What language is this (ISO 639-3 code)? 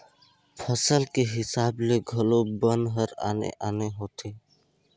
hne